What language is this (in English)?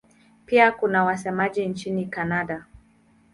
Swahili